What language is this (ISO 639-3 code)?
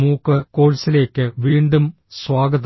mal